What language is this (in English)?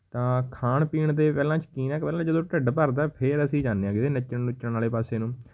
Punjabi